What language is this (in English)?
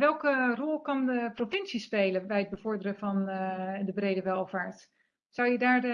Dutch